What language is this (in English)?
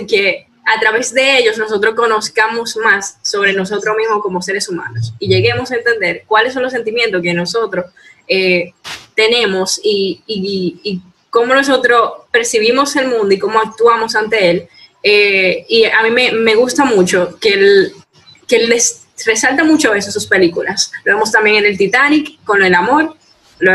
Spanish